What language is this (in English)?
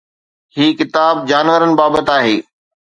Sindhi